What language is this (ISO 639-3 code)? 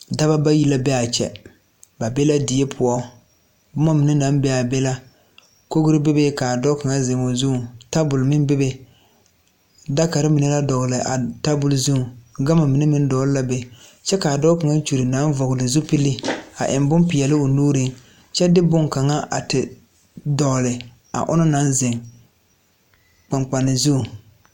dga